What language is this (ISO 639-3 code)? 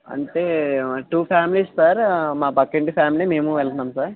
tel